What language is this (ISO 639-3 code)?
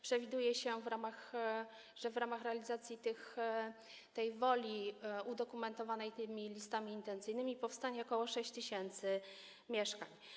pol